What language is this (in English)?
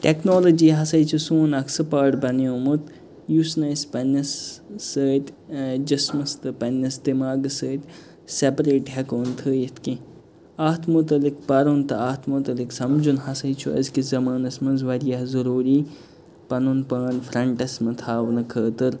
Kashmiri